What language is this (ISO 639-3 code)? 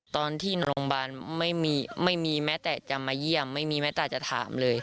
tha